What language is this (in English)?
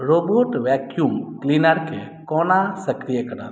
Maithili